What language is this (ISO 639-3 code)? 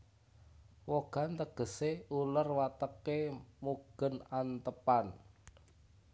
jav